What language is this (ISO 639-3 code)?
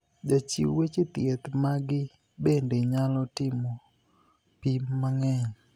luo